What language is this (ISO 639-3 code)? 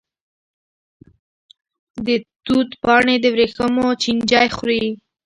pus